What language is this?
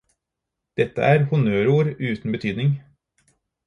Norwegian Bokmål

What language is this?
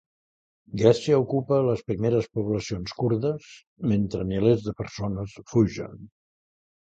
Catalan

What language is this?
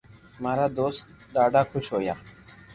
Loarki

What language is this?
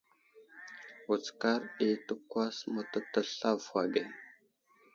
Wuzlam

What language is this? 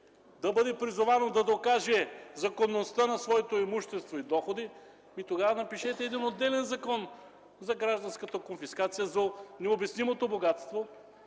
Bulgarian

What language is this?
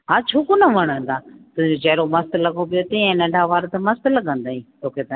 Sindhi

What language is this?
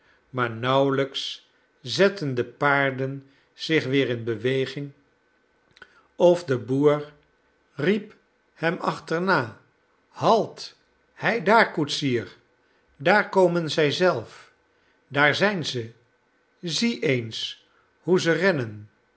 Dutch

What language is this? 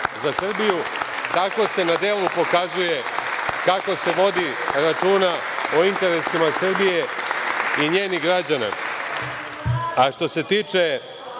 Serbian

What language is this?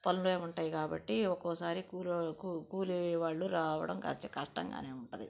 Telugu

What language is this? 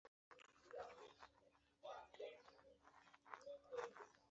Chinese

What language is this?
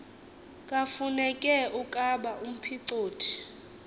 Xhosa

